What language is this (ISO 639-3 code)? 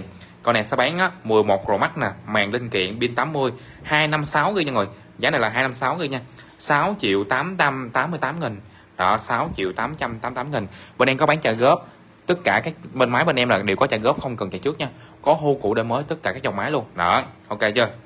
vie